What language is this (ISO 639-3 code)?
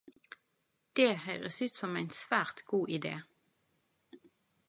nno